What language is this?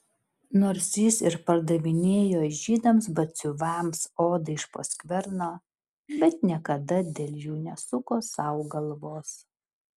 Lithuanian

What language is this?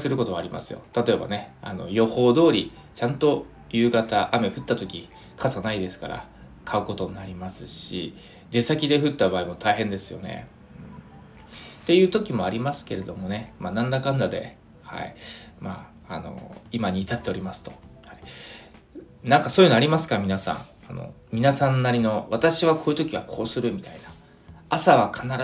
Japanese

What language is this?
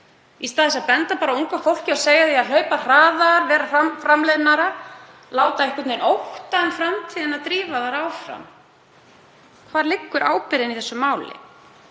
Icelandic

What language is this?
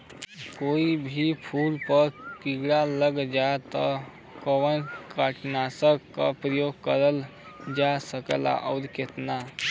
Bhojpuri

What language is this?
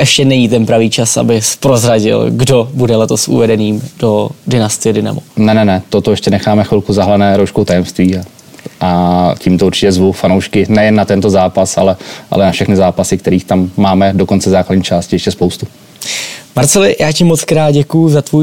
Czech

